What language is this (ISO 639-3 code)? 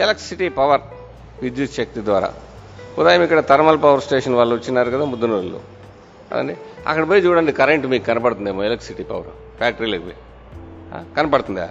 tel